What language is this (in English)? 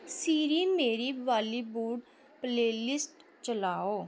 Dogri